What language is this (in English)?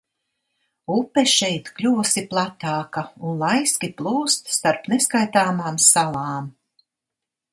Latvian